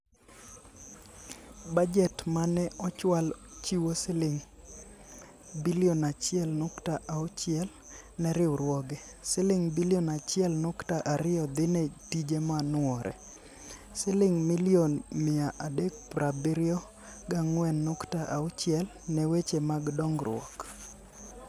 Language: Luo (Kenya and Tanzania)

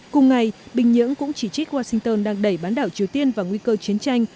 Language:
Vietnamese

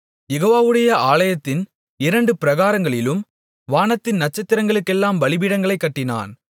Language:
Tamil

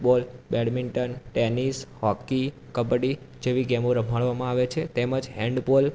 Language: Gujarati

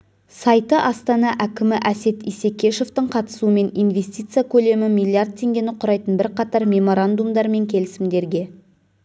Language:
Kazakh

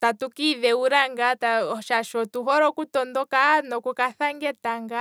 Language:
Kwambi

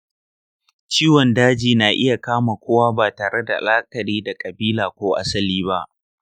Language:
Hausa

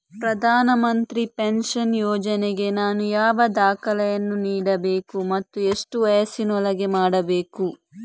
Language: Kannada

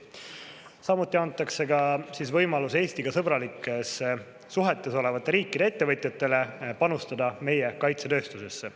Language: Estonian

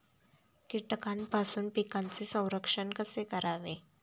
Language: Marathi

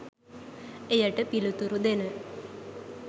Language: Sinhala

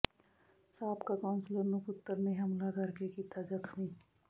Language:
Punjabi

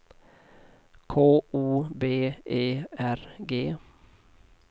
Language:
Swedish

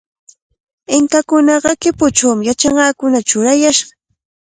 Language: Cajatambo North Lima Quechua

